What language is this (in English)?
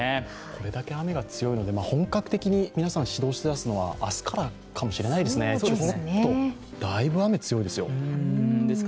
Japanese